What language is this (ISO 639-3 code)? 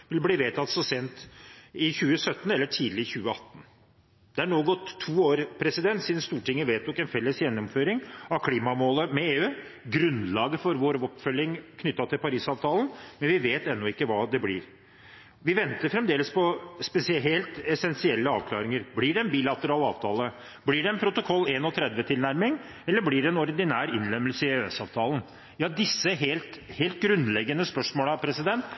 nob